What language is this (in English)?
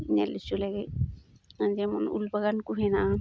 Santali